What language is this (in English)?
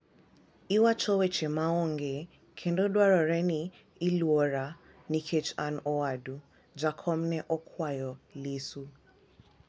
Luo (Kenya and Tanzania)